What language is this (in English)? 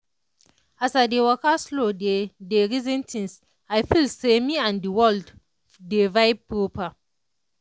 Nigerian Pidgin